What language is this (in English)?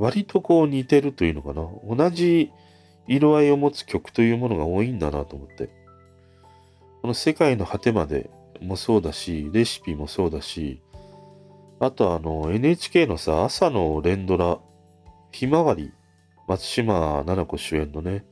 Japanese